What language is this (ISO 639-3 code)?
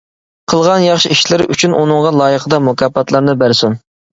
uig